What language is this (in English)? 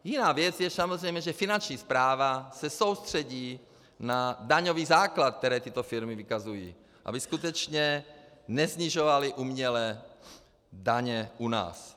Czech